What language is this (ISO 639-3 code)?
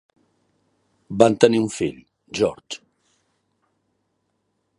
cat